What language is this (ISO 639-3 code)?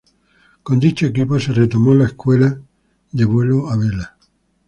spa